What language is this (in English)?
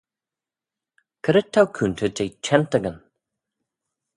Manx